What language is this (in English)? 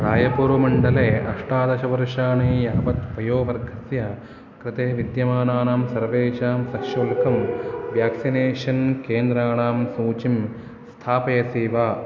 Sanskrit